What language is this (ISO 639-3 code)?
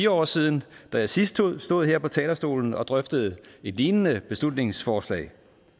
dan